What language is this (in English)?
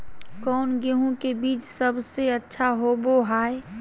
Magahi